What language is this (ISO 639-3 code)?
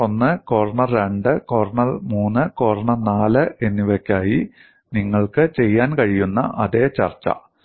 mal